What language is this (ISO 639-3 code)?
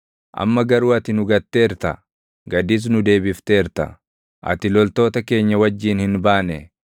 orm